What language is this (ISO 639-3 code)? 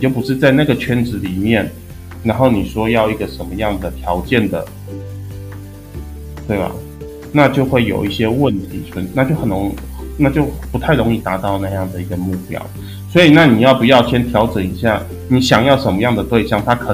zho